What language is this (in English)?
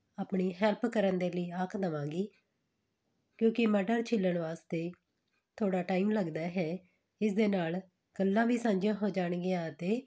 Punjabi